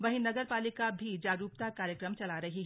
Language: Hindi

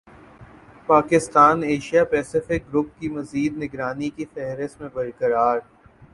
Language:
Urdu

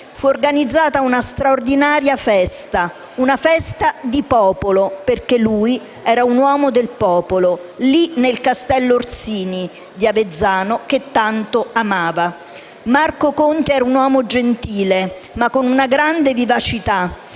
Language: Italian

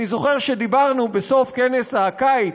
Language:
Hebrew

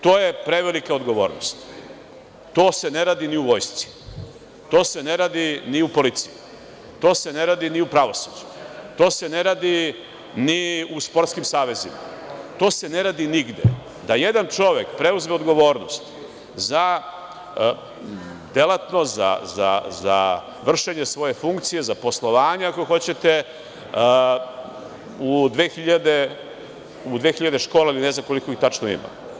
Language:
Serbian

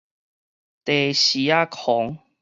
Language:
Min Nan Chinese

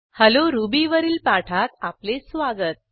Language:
Marathi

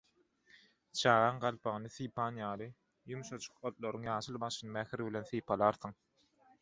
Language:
Turkmen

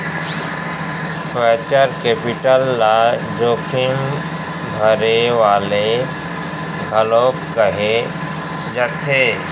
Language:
Chhattisgarhi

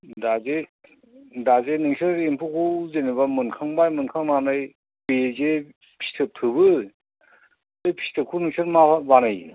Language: Bodo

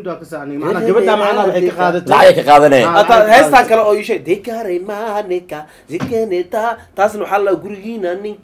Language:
Arabic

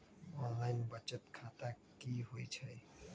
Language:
Magahi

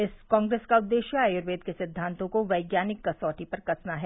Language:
Hindi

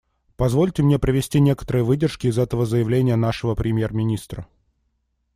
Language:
Russian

